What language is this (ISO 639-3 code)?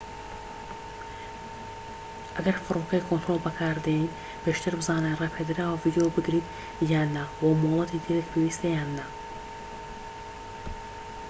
ckb